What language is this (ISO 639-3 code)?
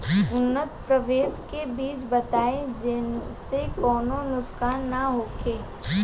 bho